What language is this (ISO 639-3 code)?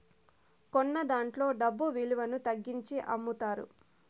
tel